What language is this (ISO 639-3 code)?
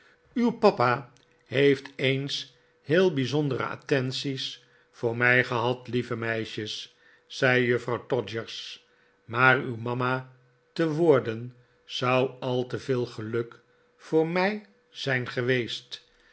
nld